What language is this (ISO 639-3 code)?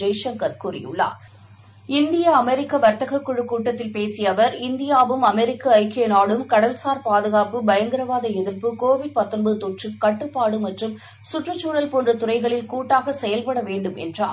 tam